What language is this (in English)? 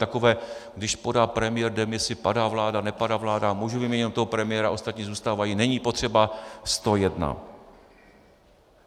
Czech